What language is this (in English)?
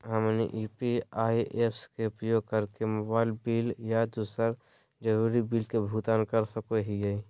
Magahi